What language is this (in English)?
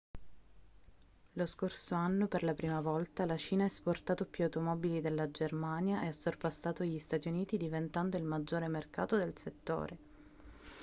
Italian